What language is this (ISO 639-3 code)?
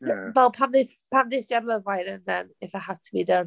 cym